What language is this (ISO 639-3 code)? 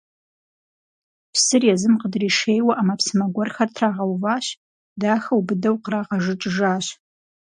kbd